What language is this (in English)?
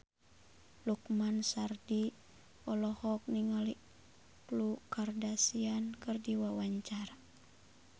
Sundanese